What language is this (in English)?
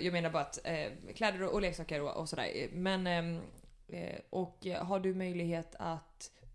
Swedish